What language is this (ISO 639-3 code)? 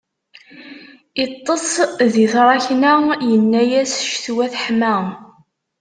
kab